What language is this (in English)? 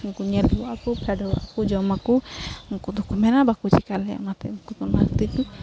Santali